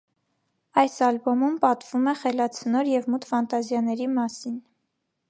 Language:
Armenian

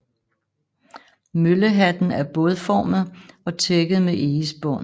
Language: Danish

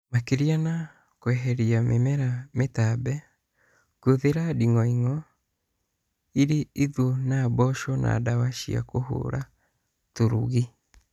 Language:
Kikuyu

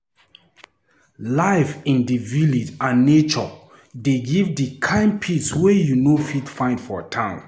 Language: Nigerian Pidgin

